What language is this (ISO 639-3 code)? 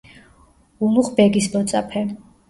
kat